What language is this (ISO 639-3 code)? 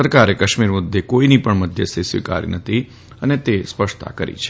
guj